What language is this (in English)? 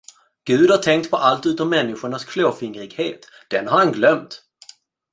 Swedish